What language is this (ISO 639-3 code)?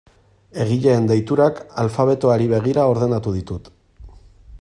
eus